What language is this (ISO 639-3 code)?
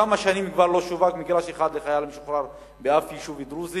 heb